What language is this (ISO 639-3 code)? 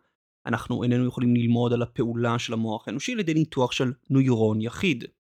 heb